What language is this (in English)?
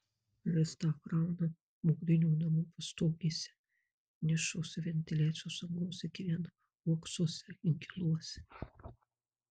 Lithuanian